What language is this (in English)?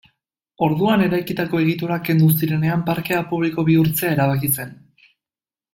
Basque